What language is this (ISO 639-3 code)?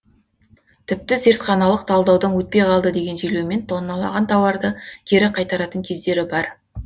kaz